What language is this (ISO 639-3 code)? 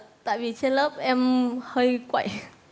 vie